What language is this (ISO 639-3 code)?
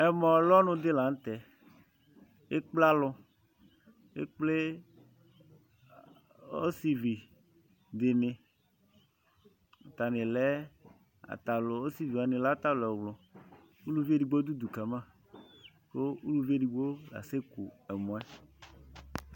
kpo